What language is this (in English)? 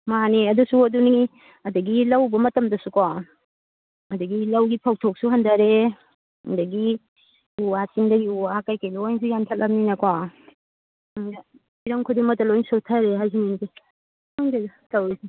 Manipuri